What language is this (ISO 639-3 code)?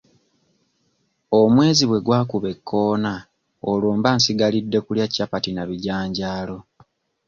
lug